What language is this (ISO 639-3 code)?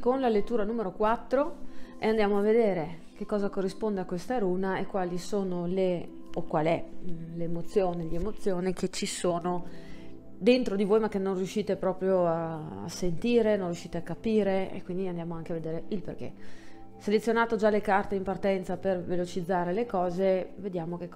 ita